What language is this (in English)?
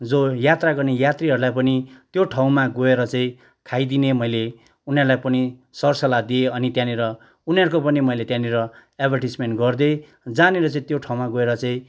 Nepali